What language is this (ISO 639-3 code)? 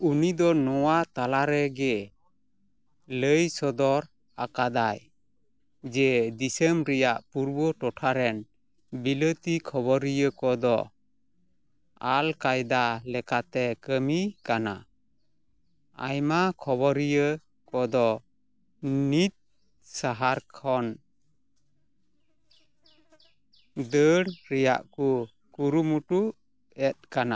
sat